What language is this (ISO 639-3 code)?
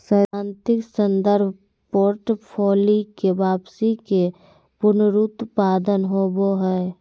mag